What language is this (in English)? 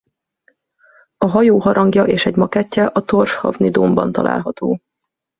Hungarian